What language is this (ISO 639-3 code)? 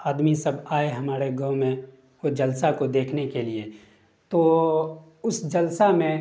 urd